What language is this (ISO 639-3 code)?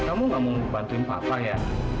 ind